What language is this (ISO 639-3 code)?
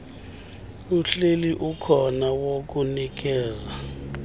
xho